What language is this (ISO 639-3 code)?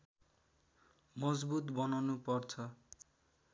nep